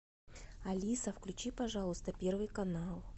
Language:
Russian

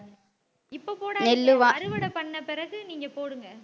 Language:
Tamil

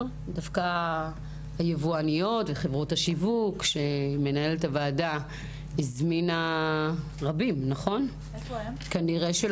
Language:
Hebrew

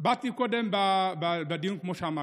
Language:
Hebrew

